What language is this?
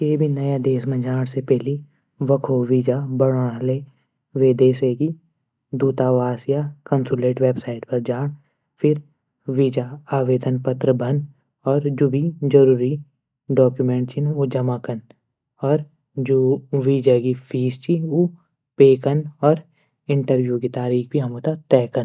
Garhwali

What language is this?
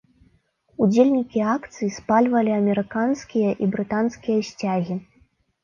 Belarusian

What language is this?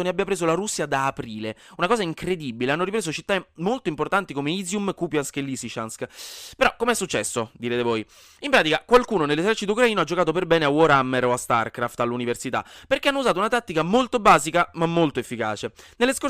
Italian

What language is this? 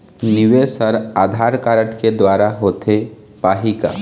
Chhattisgarhi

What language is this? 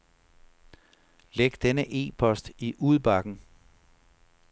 Danish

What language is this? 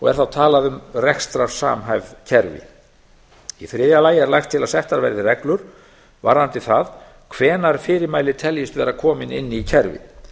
Icelandic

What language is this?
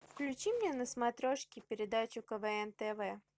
Russian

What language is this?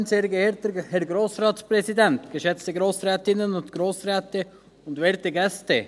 Swiss German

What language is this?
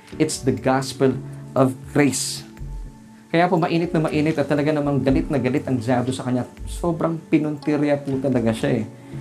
Filipino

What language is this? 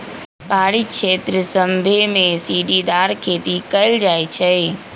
Magahi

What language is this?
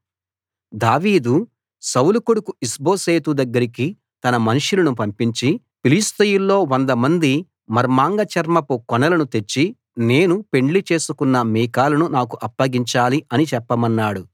Telugu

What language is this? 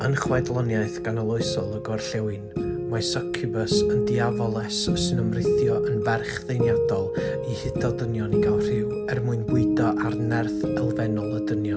Welsh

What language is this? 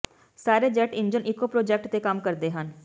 Punjabi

